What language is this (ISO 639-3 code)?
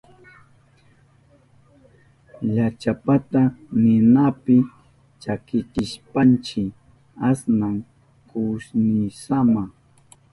qup